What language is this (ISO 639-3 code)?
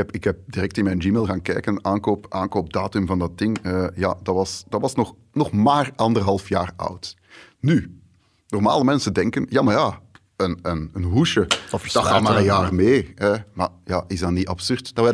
nld